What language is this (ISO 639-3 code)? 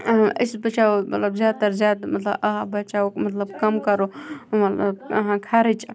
kas